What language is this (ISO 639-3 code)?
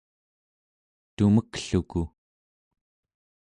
esu